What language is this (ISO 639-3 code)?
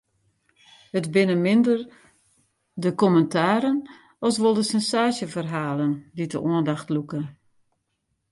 fry